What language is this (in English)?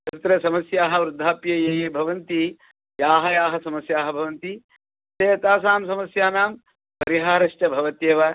Sanskrit